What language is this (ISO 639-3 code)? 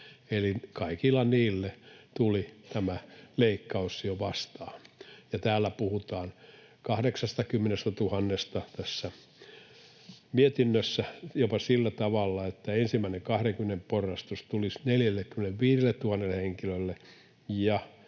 fin